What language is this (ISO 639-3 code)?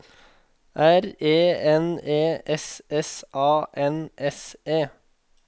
nor